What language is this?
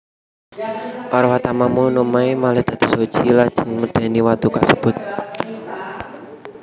Javanese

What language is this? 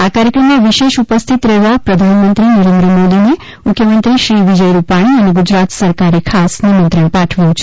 Gujarati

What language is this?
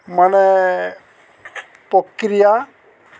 Assamese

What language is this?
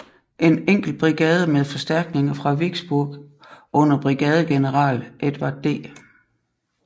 Danish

